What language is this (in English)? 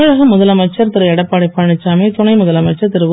Tamil